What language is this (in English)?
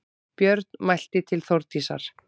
Icelandic